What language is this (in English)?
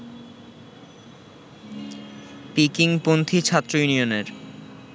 Bangla